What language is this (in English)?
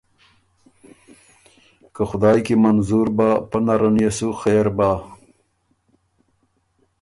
Ormuri